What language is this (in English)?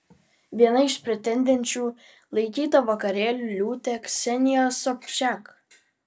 Lithuanian